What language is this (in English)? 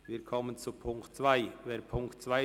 Swiss German